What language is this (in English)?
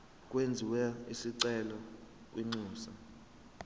Zulu